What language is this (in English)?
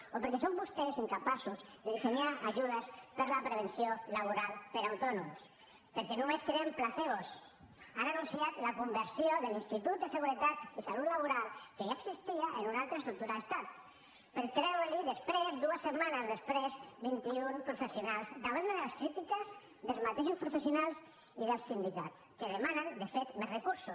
Catalan